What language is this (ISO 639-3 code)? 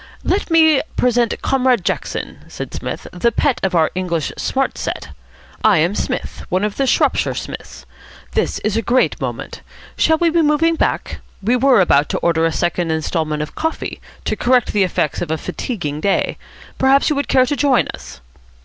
eng